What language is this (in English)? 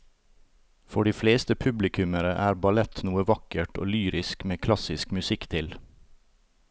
Norwegian